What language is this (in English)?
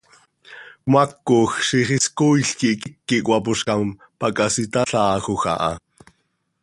Seri